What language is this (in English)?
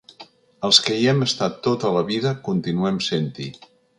Catalan